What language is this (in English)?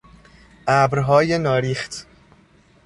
Persian